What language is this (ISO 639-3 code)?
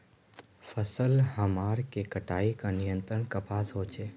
mag